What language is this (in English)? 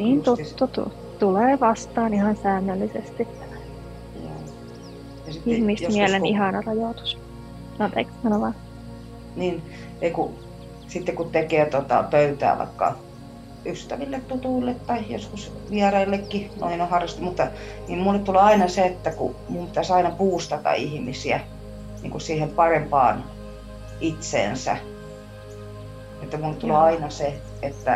Finnish